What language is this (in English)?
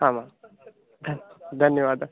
Sanskrit